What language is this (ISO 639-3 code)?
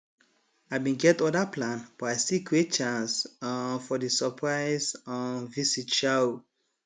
pcm